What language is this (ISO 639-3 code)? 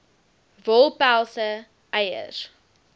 afr